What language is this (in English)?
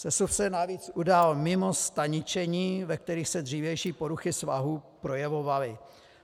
Czech